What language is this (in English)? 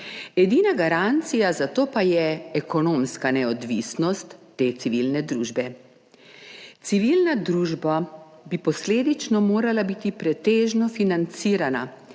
Slovenian